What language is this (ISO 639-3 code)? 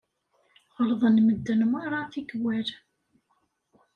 kab